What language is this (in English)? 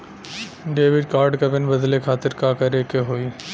Bhojpuri